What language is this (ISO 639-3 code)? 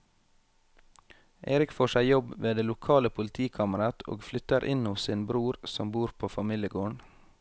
nor